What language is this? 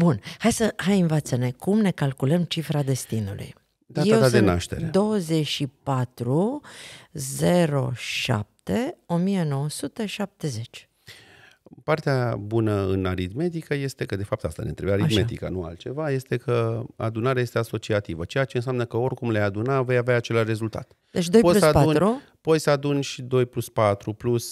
Romanian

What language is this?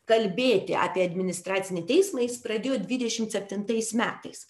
Lithuanian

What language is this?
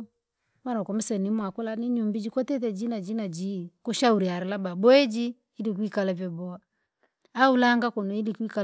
Langi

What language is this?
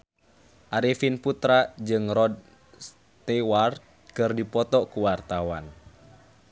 Sundanese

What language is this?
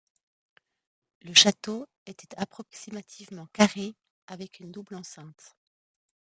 French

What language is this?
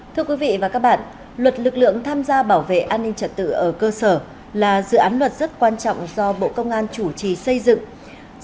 Vietnamese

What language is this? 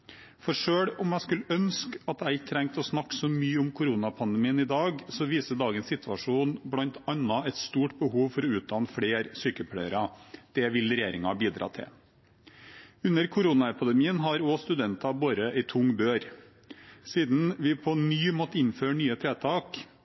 Norwegian Bokmål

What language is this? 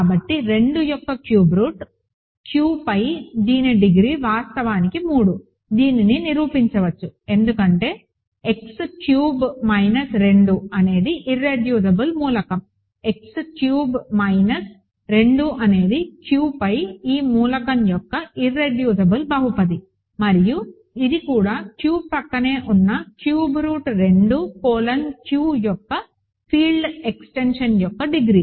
Telugu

